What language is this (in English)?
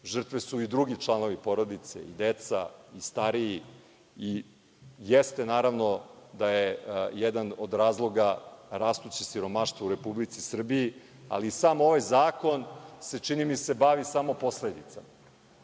Serbian